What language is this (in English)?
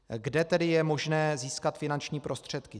Czech